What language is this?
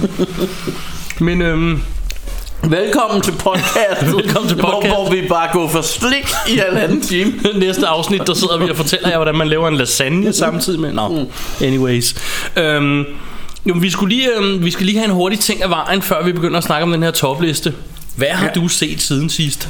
Danish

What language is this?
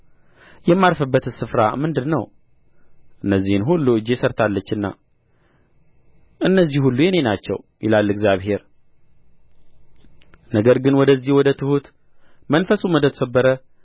Amharic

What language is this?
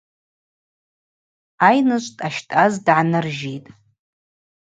Abaza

